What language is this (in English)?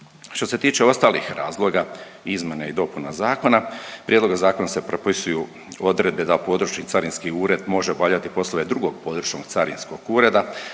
Croatian